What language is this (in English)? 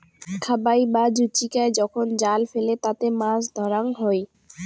Bangla